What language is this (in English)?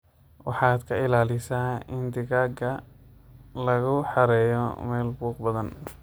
Somali